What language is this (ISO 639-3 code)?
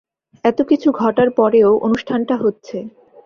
ben